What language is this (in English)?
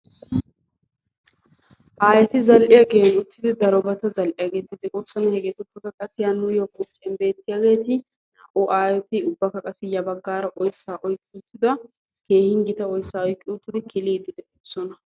Wolaytta